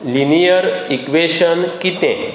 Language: Konkani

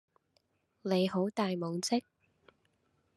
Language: Cantonese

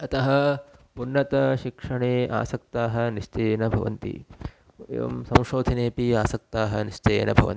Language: Sanskrit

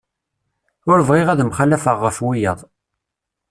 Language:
Kabyle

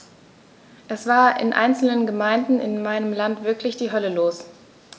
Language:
German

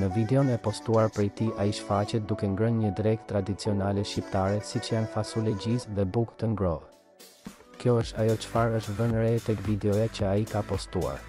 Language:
Romanian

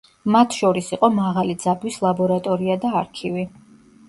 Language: Georgian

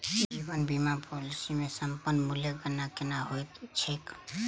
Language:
Maithili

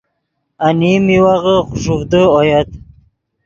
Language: Yidgha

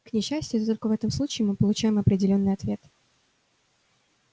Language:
Russian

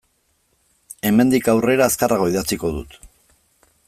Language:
Basque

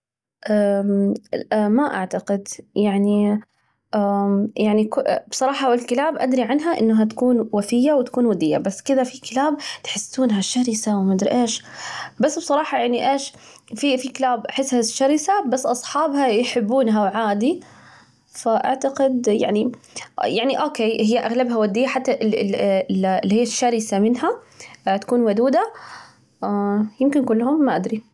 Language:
Najdi Arabic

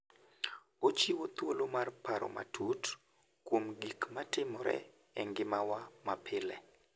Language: Luo (Kenya and Tanzania)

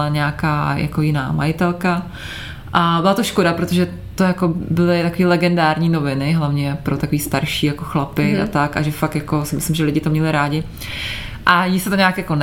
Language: Czech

